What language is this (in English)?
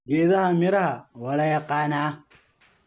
Somali